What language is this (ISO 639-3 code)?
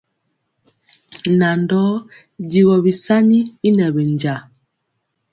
mcx